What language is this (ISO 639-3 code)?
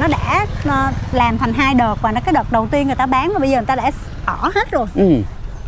vie